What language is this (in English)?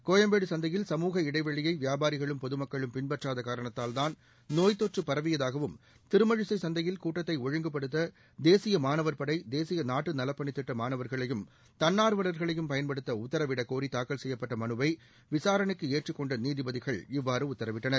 Tamil